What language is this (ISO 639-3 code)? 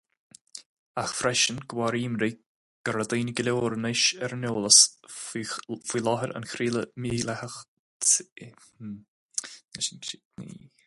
gle